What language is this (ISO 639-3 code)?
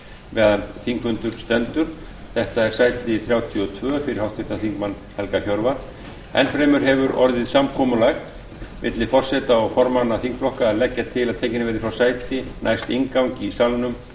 isl